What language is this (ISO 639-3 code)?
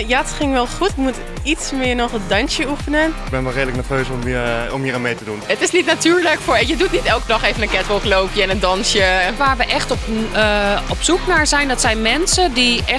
nld